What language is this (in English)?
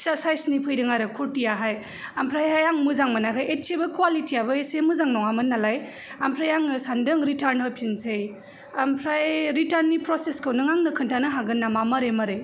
Bodo